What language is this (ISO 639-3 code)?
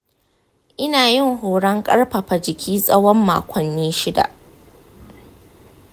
hau